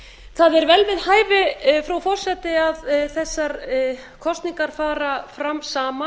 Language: Icelandic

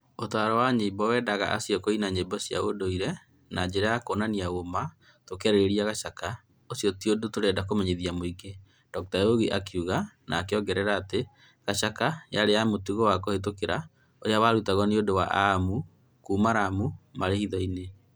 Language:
Kikuyu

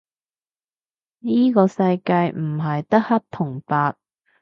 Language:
Cantonese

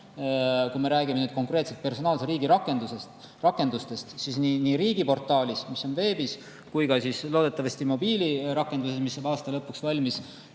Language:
Estonian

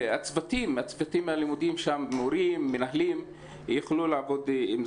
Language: Hebrew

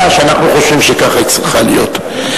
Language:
Hebrew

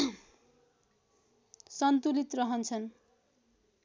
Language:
Nepali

